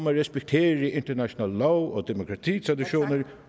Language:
Danish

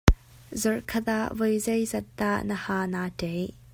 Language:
Hakha Chin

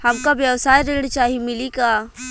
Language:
Bhojpuri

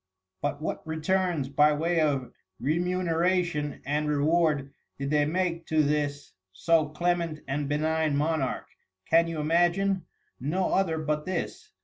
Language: English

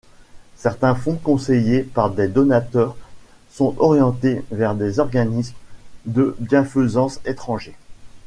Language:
French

